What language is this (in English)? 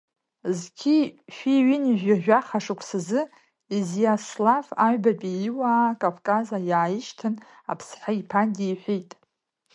Abkhazian